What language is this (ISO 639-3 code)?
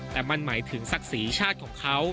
tha